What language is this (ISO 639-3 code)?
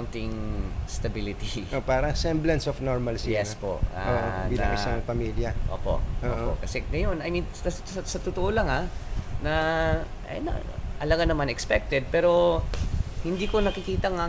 fil